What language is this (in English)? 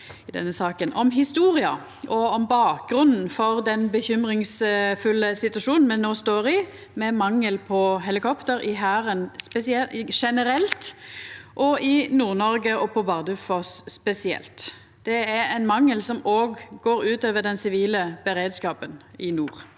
Norwegian